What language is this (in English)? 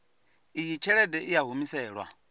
Venda